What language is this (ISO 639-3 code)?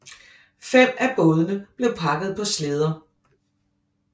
dan